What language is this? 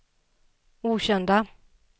Swedish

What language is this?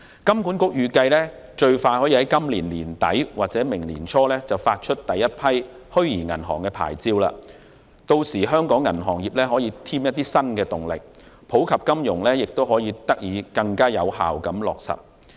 Cantonese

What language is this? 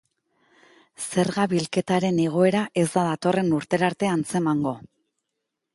Basque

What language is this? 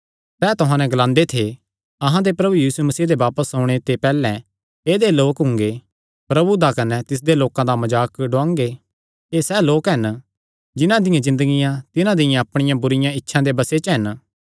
Kangri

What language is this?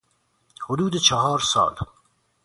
Persian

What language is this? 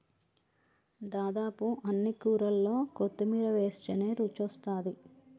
Telugu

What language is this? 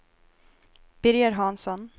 Swedish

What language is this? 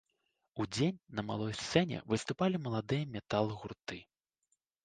Belarusian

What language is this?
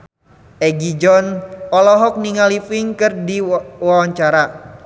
Sundanese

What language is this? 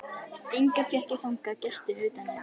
Icelandic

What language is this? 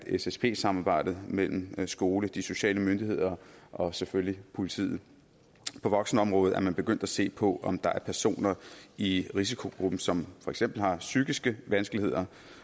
Danish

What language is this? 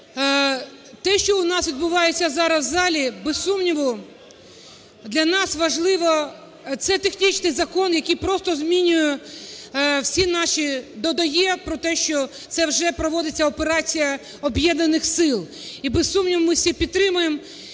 Ukrainian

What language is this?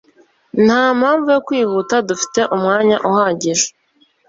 Kinyarwanda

